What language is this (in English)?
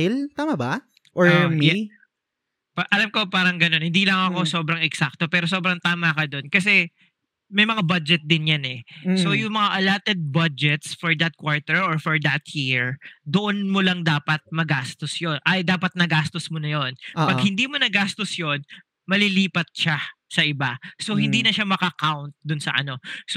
Filipino